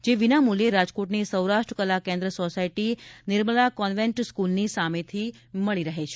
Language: Gujarati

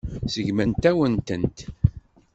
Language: Kabyle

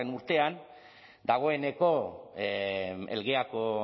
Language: Basque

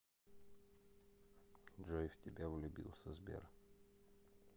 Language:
Russian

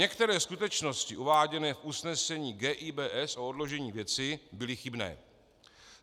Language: Czech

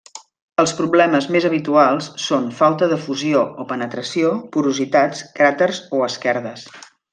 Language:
Catalan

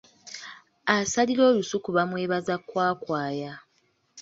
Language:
Ganda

